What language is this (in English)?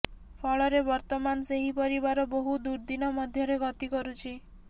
Odia